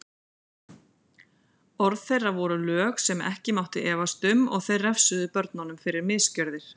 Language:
Icelandic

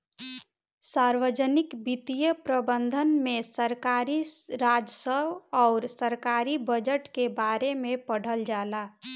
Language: Bhojpuri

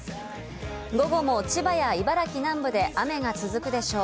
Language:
Japanese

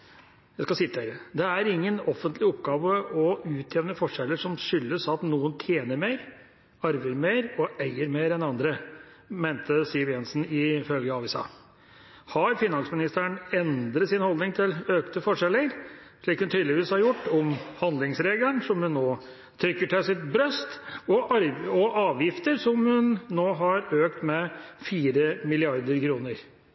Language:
Norwegian Bokmål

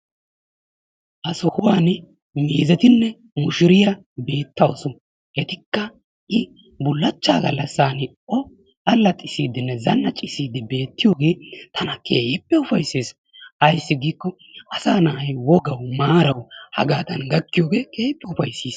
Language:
Wolaytta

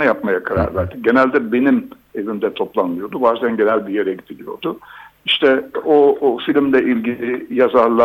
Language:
Turkish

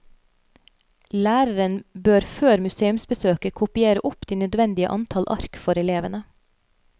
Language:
Norwegian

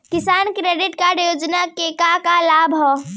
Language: Bhojpuri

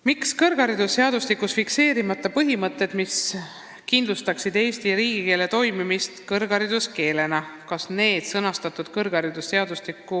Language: Estonian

